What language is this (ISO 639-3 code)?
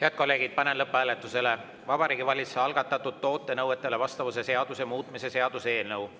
est